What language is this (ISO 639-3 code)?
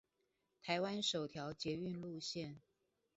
zho